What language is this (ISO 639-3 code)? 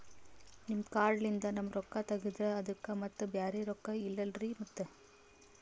kan